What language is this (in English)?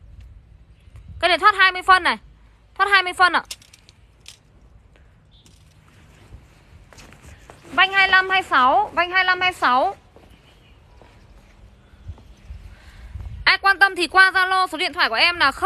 Vietnamese